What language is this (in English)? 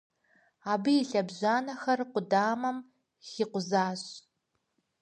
Kabardian